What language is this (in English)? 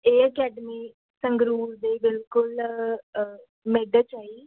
Punjabi